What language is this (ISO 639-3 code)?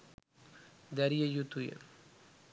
sin